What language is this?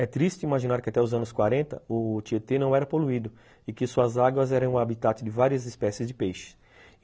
Portuguese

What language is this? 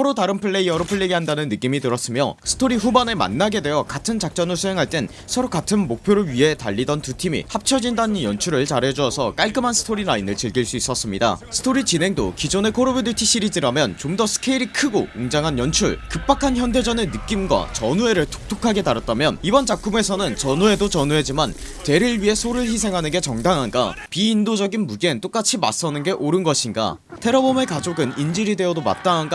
Korean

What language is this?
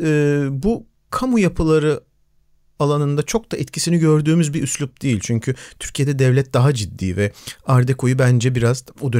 Turkish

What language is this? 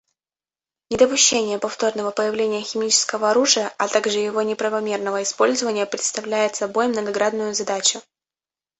Russian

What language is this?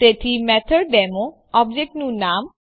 Gujarati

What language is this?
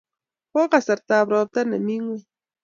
Kalenjin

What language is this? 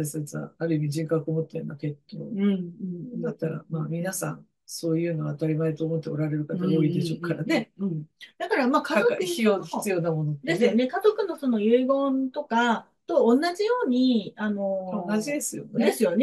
Japanese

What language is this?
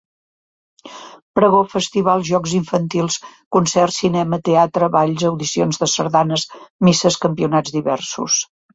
Catalan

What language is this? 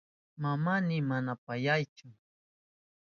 Southern Pastaza Quechua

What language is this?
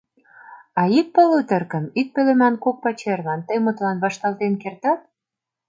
Mari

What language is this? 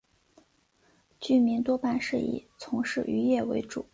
Chinese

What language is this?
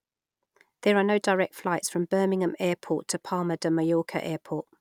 English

